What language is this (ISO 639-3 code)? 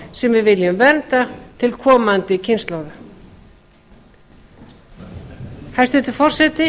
isl